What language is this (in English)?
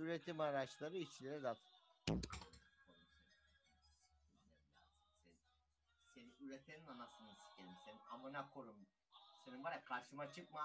Turkish